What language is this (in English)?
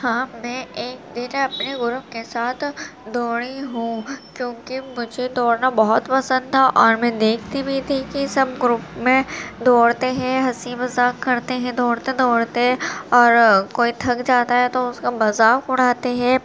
Urdu